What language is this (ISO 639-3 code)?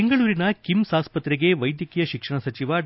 kan